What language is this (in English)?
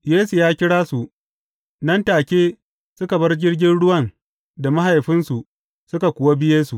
Hausa